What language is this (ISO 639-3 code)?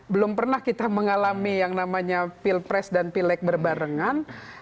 ind